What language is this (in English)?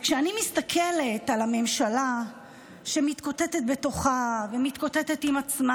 Hebrew